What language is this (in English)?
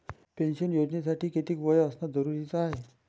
Marathi